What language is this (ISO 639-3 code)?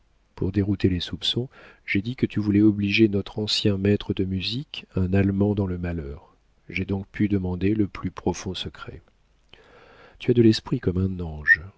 fra